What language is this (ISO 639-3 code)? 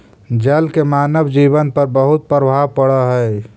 mag